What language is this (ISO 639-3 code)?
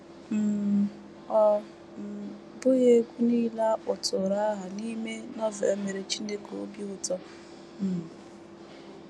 ibo